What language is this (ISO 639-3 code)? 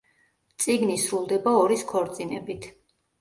kat